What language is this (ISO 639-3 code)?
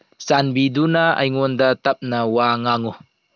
mni